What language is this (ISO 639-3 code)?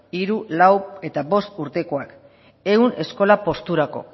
eus